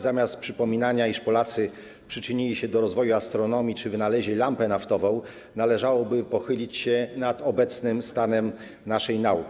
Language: Polish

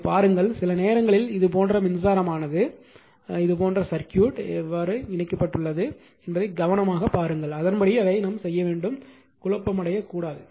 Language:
Tamil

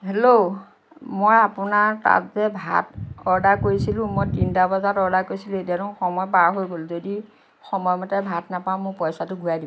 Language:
Assamese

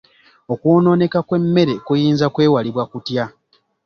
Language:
Ganda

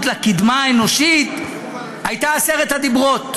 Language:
Hebrew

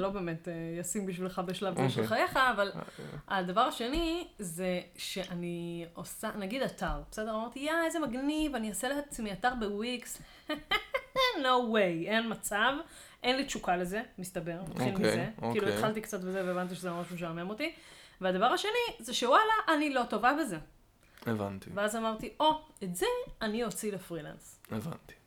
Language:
Hebrew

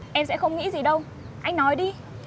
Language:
Vietnamese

